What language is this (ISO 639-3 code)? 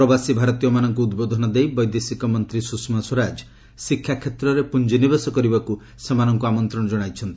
ori